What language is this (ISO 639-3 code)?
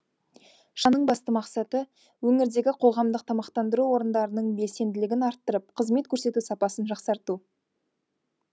kaz